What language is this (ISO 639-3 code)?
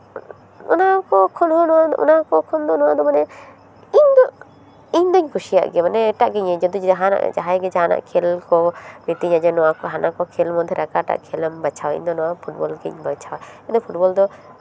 sat